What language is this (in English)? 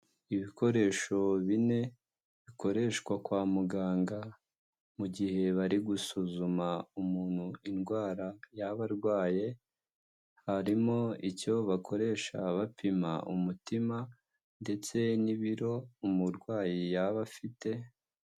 Kinyarwanda